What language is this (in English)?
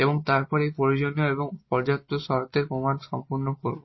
Bangla